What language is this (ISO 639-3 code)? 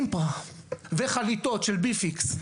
heb